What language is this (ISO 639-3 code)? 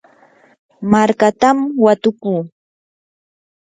qur